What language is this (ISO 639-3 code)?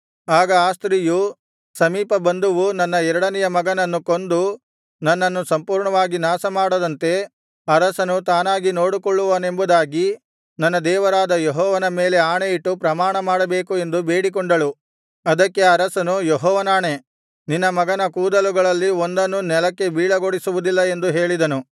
kan